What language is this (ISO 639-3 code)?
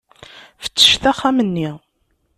kab